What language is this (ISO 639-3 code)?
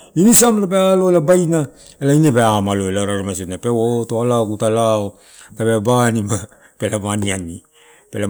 ttu